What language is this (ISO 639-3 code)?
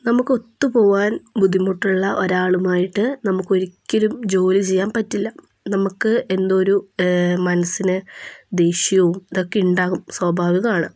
mal